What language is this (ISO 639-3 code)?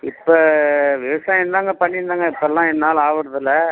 tam